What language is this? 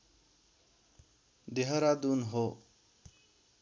Nepali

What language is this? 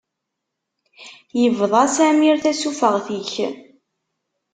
Kabyle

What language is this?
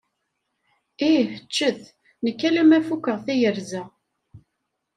Kabyle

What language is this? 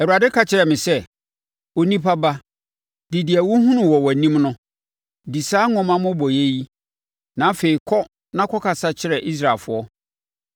Akan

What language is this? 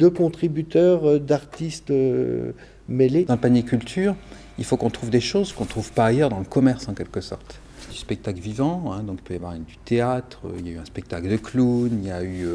French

